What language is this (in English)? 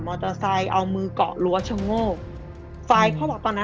Thai